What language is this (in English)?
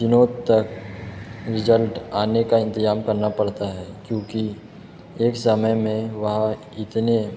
Hindi